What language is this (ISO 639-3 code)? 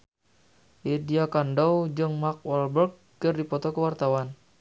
sun